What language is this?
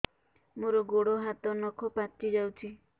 Odia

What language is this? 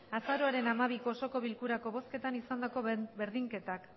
Basque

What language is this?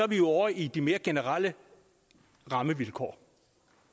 Danish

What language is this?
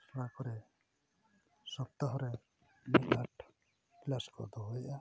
Santali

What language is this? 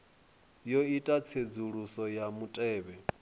Venda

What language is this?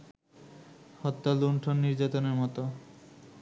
Bangla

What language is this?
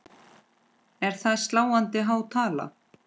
Icelandic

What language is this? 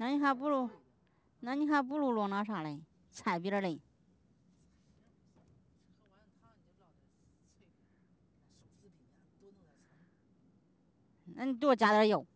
Chinese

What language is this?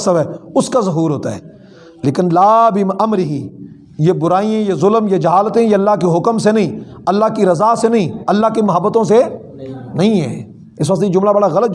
Urdu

